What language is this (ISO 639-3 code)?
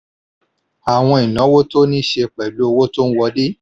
yor